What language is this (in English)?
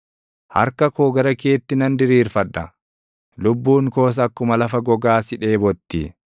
Oromo